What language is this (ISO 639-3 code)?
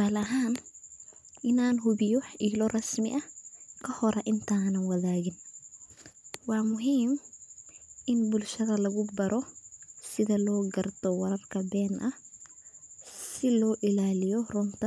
som